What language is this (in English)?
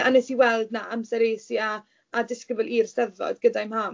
Welsh